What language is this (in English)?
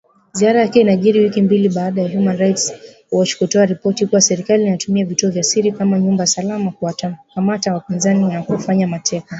Swahili